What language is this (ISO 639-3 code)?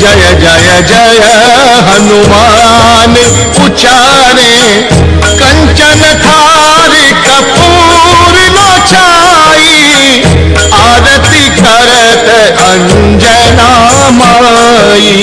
hin